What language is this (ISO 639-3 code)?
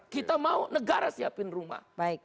ind